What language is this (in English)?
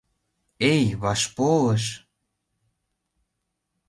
Mari